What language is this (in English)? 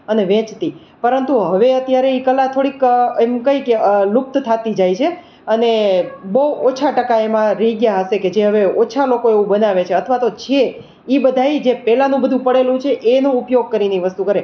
Gujarati